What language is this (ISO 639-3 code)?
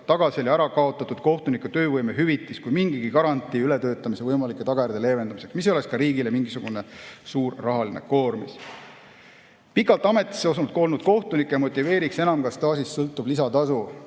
est